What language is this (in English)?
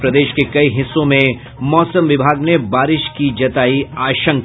Hindi